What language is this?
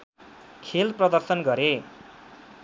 Nepali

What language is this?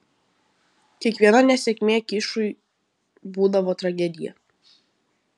Lithuanian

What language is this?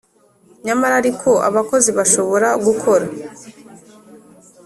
Kinyarwanda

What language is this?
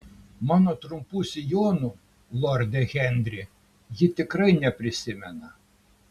Lithuanian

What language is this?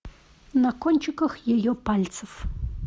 Russian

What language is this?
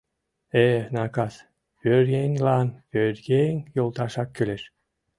Mari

